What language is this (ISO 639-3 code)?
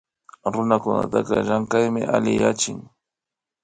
qvi